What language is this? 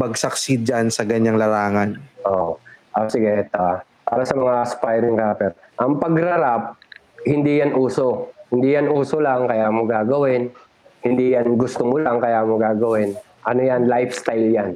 Filipino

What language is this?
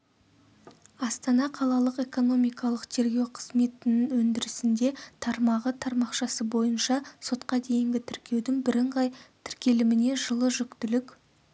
Kazakh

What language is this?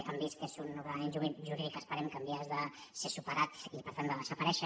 Catalan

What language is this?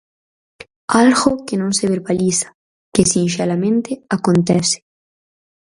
Galician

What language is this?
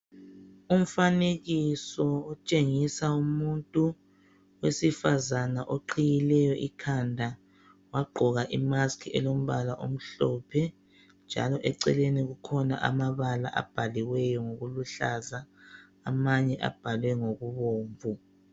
North Ndebele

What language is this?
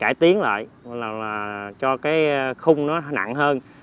Vietnamese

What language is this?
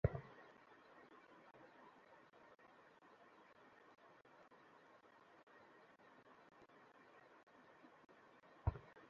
Bangla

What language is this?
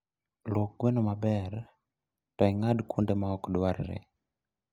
Luo (Kenya and Tanzania)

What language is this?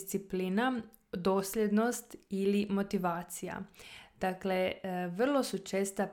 Croatian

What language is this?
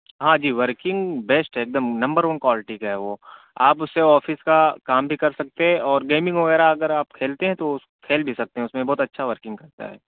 Urdu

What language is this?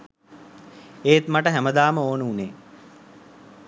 Sinhala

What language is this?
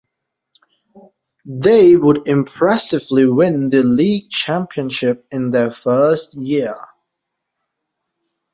English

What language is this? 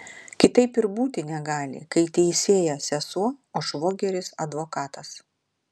Lithuanian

